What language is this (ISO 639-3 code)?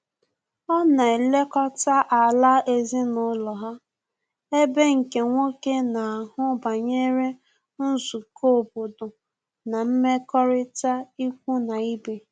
ibo